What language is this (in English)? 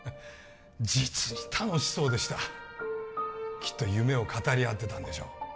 Japanese